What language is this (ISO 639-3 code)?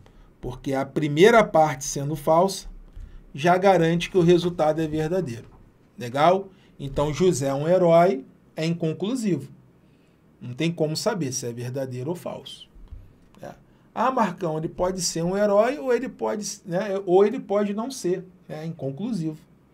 por